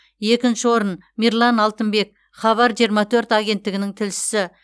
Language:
Kazakh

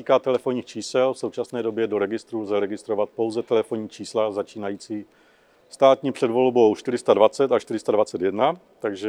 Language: Czech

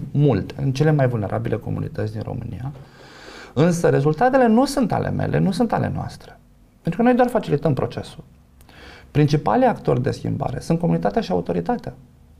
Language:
Romanian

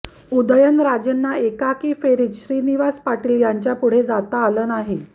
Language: Marathi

